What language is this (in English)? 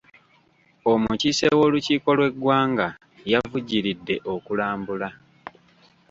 Ganda